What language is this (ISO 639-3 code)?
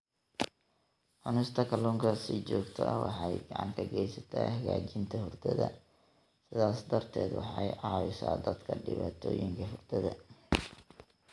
som